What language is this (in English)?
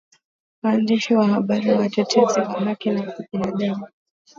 Swahili